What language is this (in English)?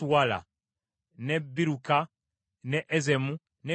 Ganda